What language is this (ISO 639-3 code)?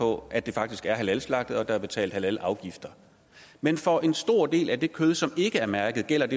dan